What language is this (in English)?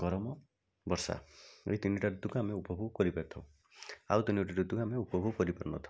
Odia